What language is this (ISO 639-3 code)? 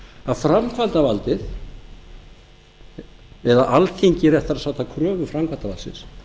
isl